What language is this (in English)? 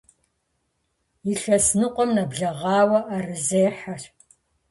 Kabardian